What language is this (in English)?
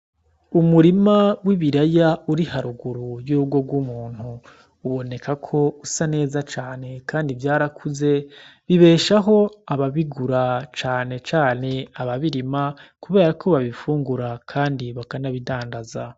Rundi